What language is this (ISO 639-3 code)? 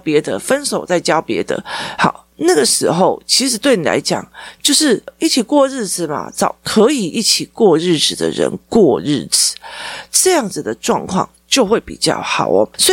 zho